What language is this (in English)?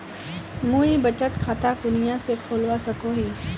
Magahi